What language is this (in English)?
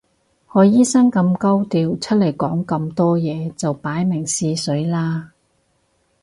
Cantonese